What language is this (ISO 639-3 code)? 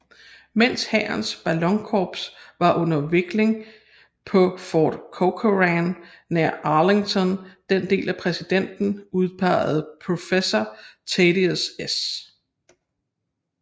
dan